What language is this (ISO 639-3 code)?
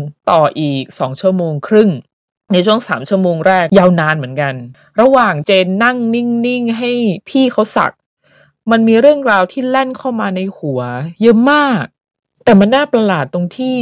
tha